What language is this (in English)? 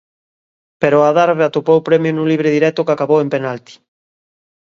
Galician